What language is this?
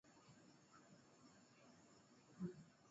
Swahili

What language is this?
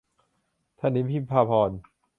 Thai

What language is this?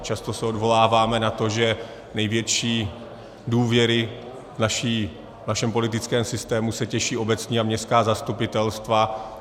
Czech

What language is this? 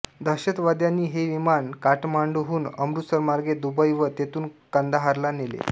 Marathi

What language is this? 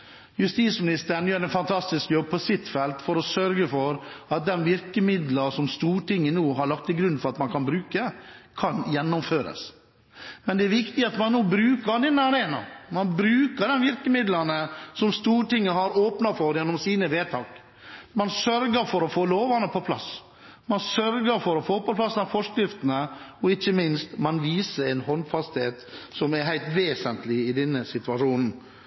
Norwegian Bokmål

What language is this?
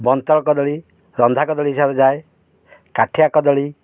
Odia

